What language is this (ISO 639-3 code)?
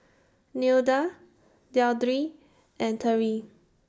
eng